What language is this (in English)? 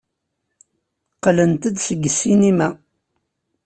Kabyle